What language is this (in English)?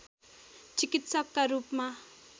Nepali